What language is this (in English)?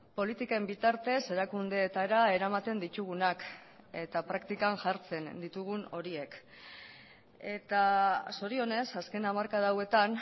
Basque